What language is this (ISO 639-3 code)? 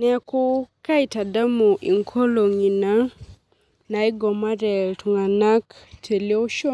mas